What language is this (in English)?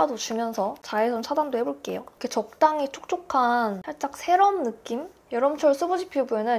Korean